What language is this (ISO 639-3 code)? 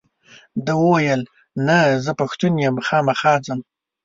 pus